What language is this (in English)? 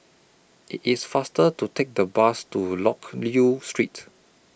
English